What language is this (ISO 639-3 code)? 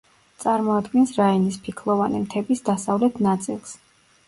kat